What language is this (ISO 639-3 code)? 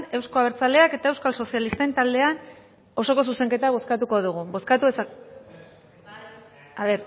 eus